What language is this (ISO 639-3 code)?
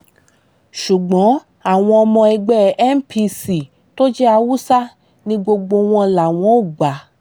yor